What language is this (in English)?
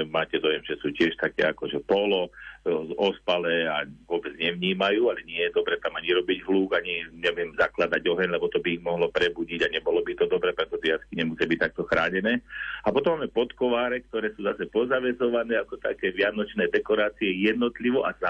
Slovak